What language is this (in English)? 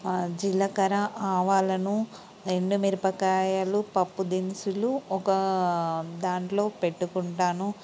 Telugu